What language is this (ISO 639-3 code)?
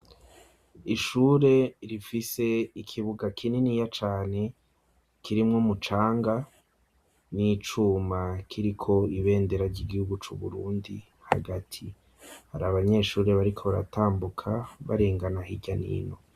run